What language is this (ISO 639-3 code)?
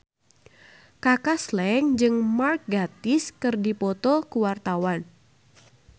sun